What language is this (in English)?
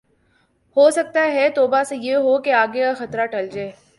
Urdu